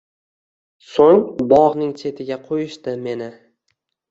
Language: Uzbek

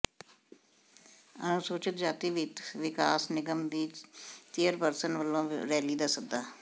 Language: Punjabi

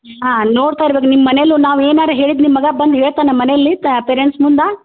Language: Kannada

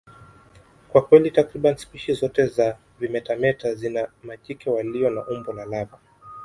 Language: Swahili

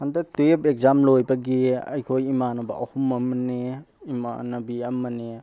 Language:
Manipuri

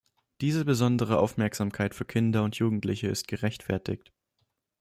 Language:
German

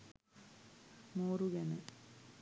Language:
Sinhala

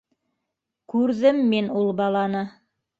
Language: Bashkir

